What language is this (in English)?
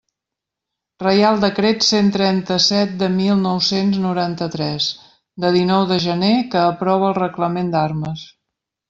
Catalan